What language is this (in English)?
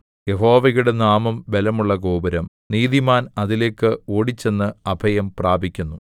Malayalam